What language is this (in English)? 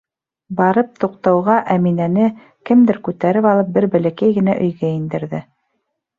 Bashkir